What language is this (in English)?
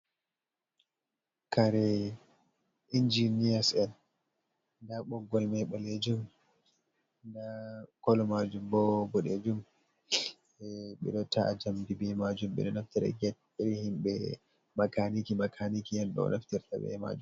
Fula